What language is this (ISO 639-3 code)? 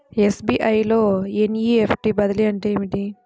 tel